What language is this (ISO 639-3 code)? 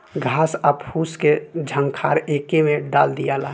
bho